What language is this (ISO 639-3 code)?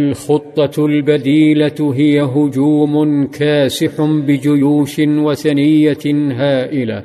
ara